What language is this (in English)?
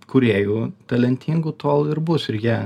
Lithuanian